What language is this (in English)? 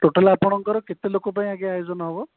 Odia